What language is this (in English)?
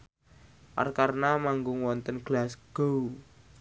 Javanese